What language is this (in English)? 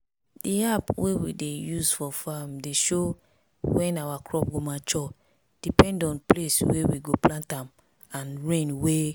Nigerian Pidgin